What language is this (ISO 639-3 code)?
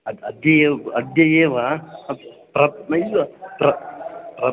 san